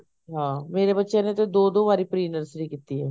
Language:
Punjabi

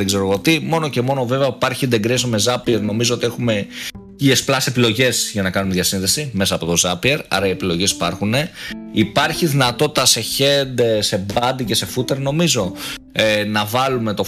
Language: Greek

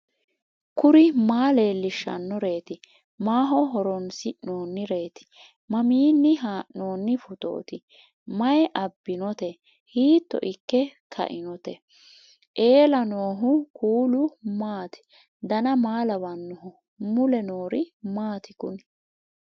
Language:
Sidamo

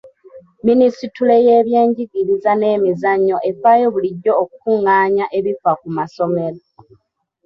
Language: Ganda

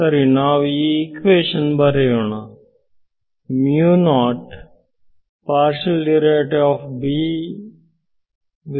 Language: Kannada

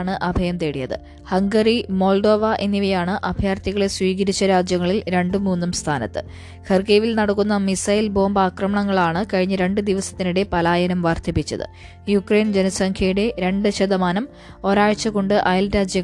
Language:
Malayalam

